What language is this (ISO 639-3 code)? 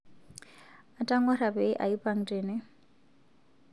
mas